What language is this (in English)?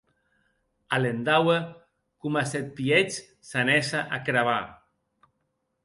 Occitan